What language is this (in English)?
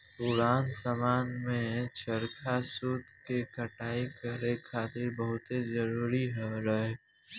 Bhojpuri